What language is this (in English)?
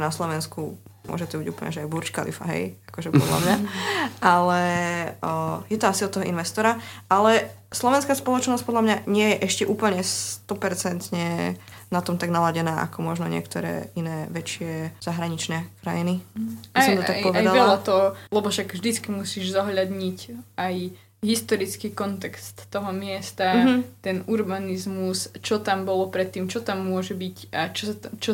Slovak